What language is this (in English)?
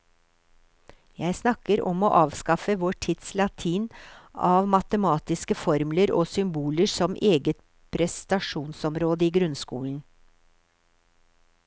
Norwegian